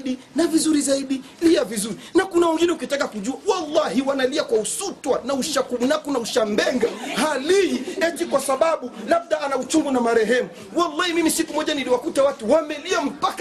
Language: Swahili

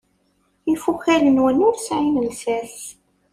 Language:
Kabyle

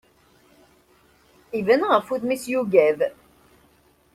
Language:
Kabyle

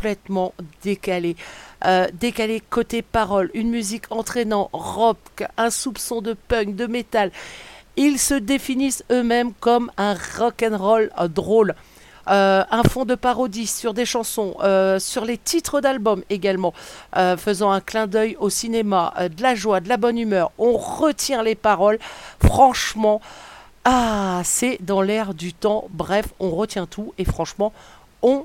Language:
French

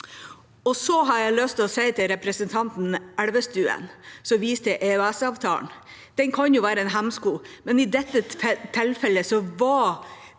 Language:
Norwegian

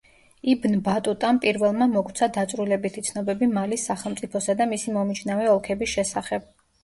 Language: Georgian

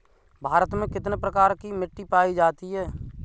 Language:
Hindi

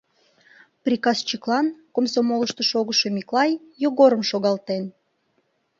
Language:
Mari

